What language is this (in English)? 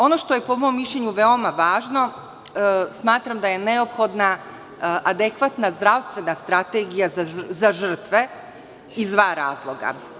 Serbian